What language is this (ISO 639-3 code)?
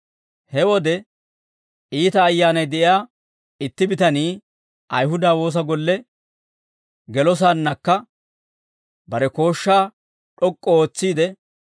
dwr